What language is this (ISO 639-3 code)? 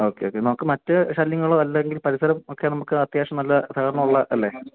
mal